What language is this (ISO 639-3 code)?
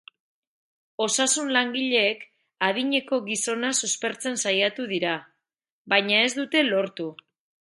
eus